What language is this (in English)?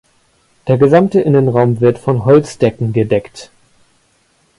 German